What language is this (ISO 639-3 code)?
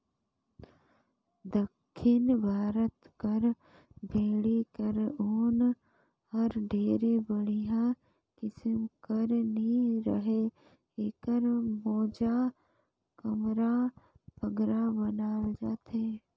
hne